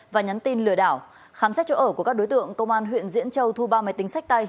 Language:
Vietnamese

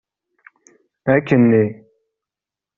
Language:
Kabyle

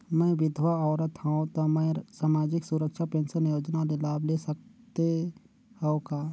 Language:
Chhattisgarhi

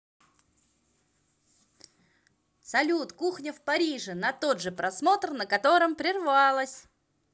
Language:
Russian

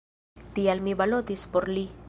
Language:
Esperanto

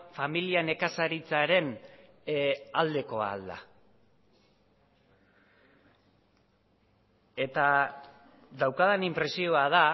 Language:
Basque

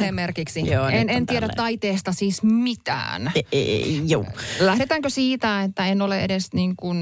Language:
Finnish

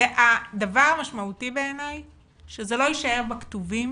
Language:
Hebrew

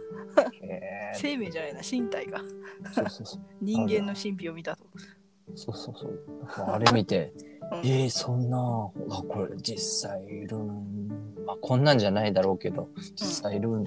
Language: Japanese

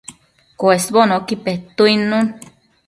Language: Matsés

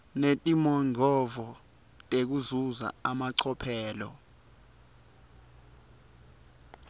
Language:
Swati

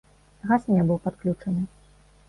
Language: Belarusian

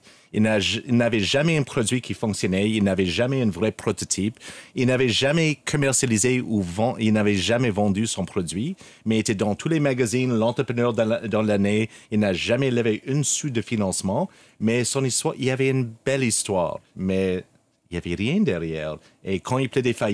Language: French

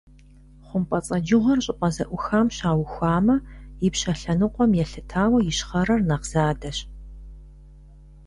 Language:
Kabardian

